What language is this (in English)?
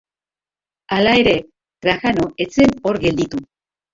Basque